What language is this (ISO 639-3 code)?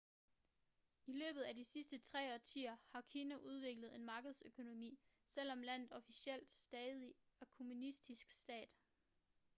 dan